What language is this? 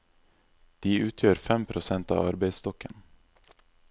Norwegian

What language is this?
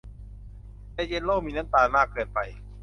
Thai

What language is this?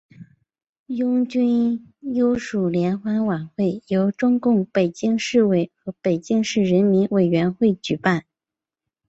Chinese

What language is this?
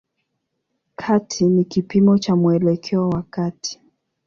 Swahili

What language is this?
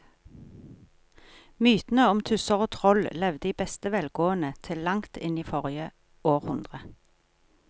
Norwegian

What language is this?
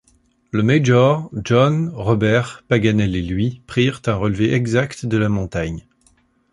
French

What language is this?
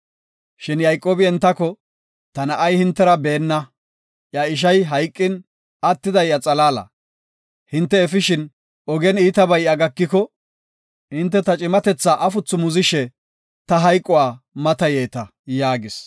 Gofa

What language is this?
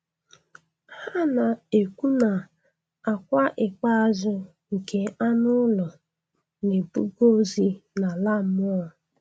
Igbo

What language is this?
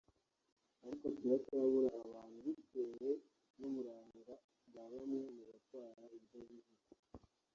Kinyarwanda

